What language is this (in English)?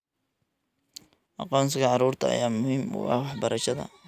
Somali